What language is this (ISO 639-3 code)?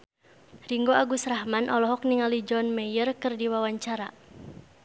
sun